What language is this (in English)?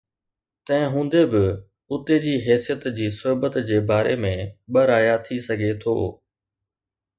Sindhi